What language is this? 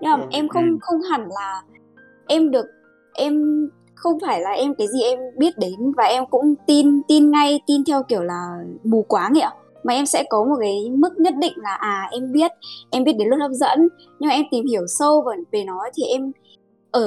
Vietnamese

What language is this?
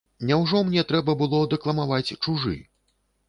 Belarusian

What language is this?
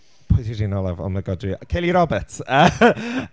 Welsh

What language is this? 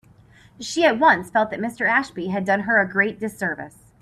English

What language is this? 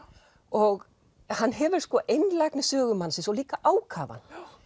Icelandic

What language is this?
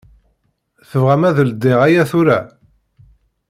Kabyle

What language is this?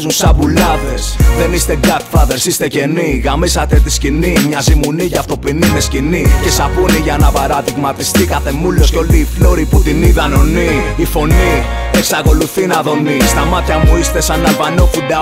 Greek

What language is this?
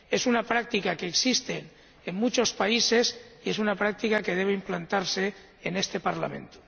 Spanish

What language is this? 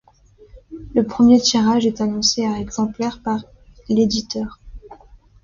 French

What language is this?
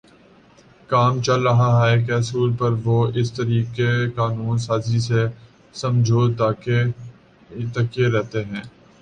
Urdu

